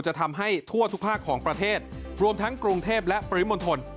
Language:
Thai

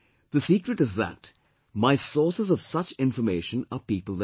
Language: English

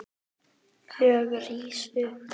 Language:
Icelandic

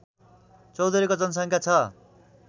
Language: Nepali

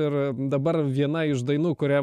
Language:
Lithuanian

